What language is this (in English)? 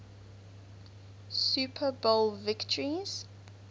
English